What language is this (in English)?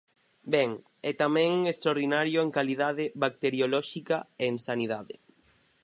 Galician